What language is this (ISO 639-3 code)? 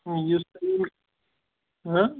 kas